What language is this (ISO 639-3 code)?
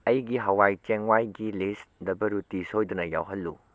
mni